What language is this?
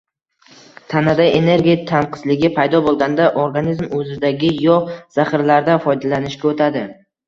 Uzbek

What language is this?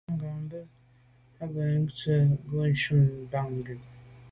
Medumba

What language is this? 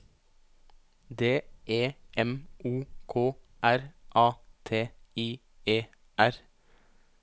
Norwegian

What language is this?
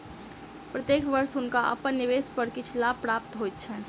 Maithili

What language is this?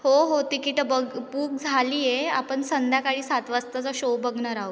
Marathi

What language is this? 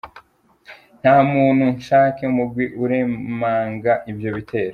Kinyarwanda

